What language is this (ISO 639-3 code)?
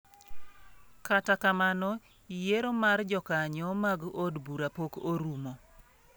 luo